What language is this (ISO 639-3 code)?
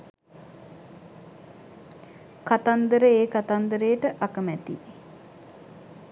sin